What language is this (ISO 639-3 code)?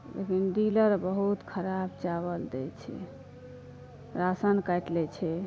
mai